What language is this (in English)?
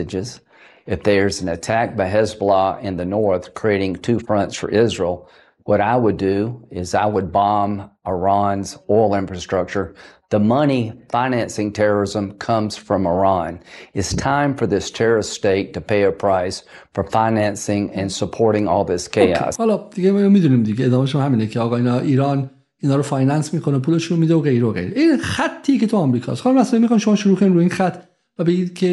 Persian